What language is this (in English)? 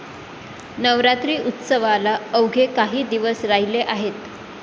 Marathi